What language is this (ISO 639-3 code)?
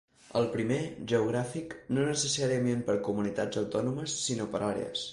cat